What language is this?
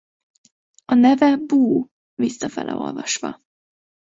Hungarian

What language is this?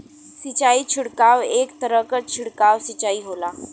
Bhojpuri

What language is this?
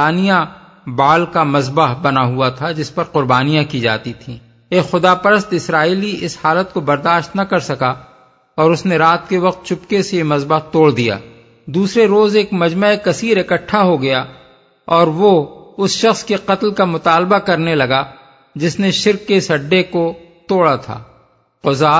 Urdu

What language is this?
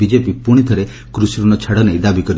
Odia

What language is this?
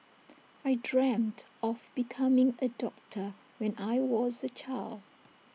English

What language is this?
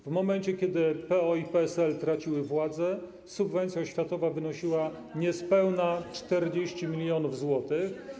Polish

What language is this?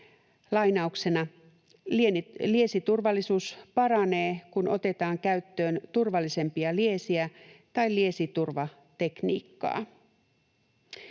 Finnish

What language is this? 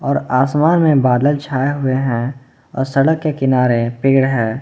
Hindi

